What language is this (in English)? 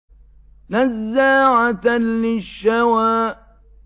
Arabic